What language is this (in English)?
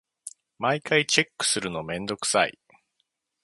Japanese